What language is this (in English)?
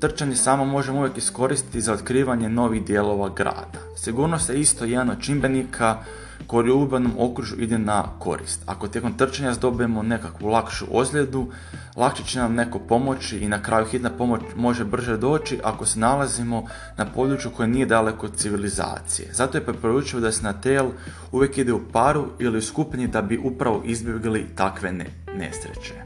Croatian